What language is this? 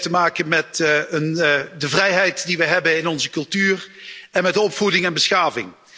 Dutch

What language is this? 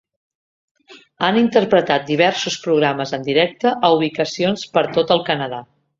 Catalan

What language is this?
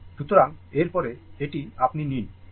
Bangla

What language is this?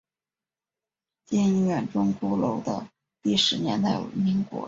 Chinese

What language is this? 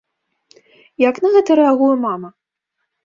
Belarusian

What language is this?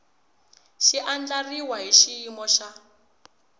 Tsonga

